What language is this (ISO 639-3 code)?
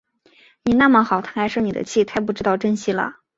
zho